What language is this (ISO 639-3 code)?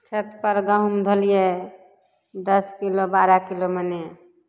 mai